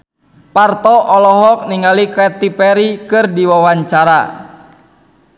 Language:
Sundanese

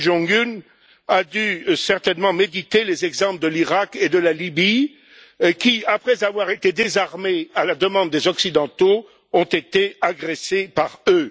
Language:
French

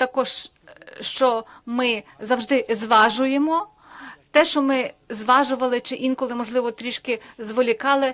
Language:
Ukrainian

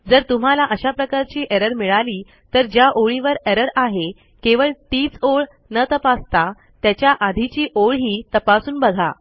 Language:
Marathi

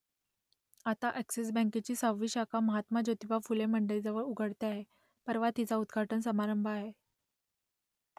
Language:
Marathi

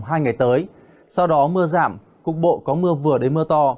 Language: Vietnamese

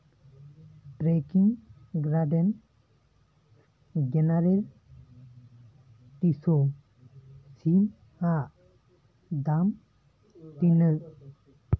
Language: Santali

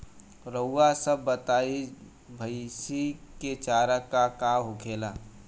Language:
Bhojpuri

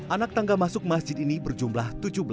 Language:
Indonesian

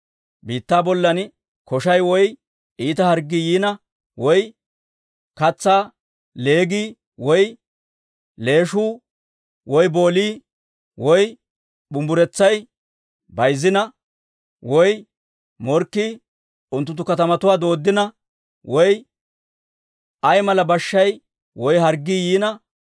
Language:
Dawro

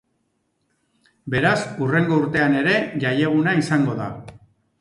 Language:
Basque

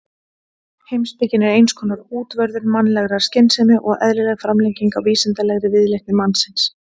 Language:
Icelandic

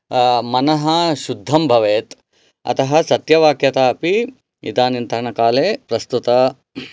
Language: Sanskrit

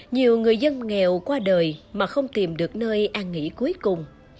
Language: Vietnamese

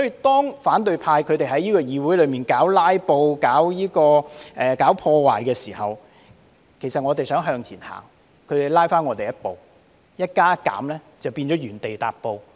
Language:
Cantonese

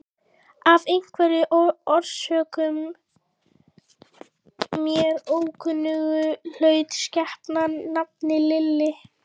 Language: Icelandic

